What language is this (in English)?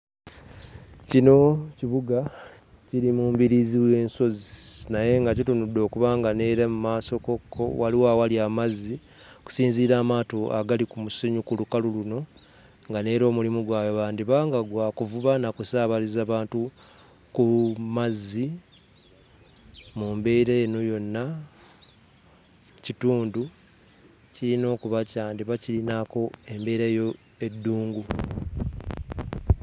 Ganda